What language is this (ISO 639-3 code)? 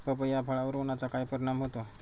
mar